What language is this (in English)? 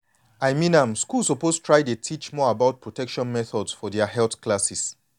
Nigerian Pidgin